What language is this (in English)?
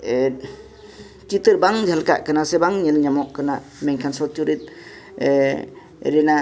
Santali